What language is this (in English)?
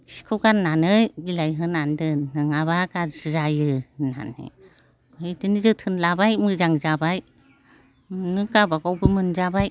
Bodo